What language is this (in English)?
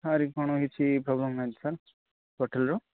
Odia